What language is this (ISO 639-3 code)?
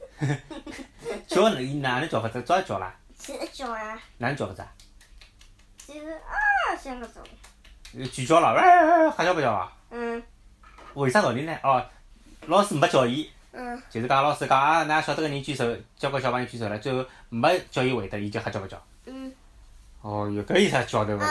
zho